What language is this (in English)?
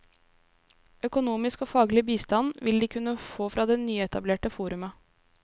Norwegian